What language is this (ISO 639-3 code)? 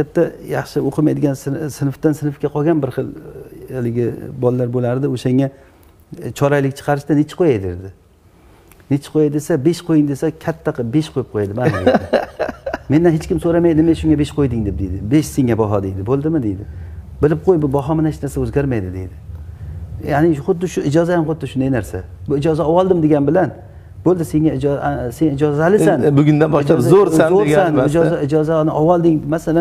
tur